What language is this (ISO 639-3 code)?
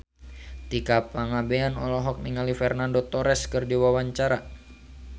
sun